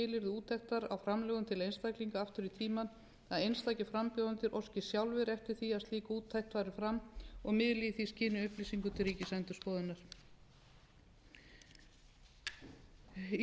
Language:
Icelandic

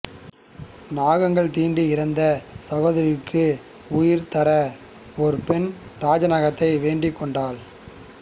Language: Tamil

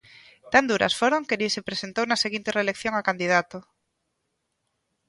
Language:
Galician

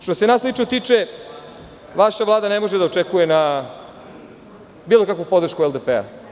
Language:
Serbian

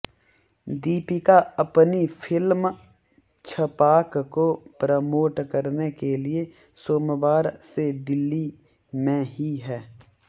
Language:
Hindi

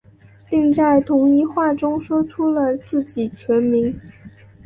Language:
Chinese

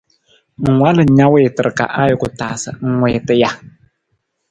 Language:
Nawdm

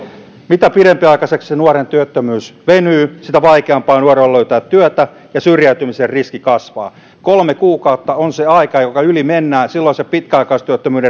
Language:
Finnish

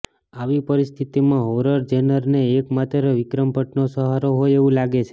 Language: Gujarati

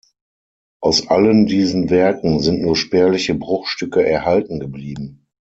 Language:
German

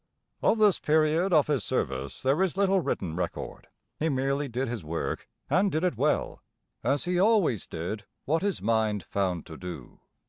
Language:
English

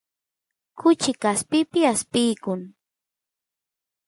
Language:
Santiago del Estero Quichua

